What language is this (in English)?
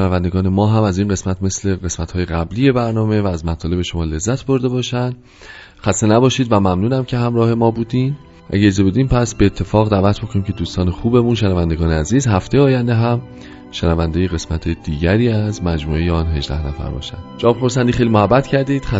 Persian